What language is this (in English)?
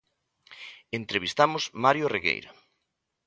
Galician